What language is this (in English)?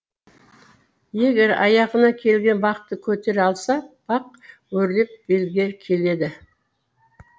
Kazakh